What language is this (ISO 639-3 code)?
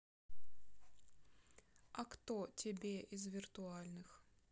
rus